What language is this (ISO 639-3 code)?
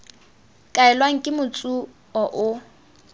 tsn